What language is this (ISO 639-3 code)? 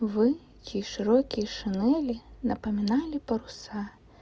rus